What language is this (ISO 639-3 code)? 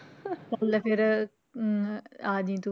pan